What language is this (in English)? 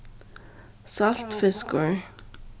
Faroese